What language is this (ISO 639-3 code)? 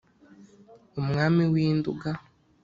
kin